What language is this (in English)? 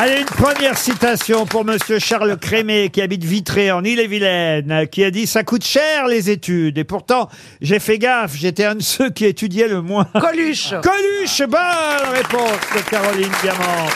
French